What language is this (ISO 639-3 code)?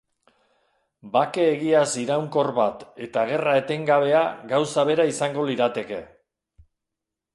eus